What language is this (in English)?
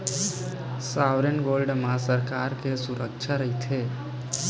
Chhattisgarhi